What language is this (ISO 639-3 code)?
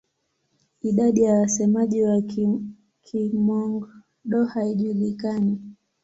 swa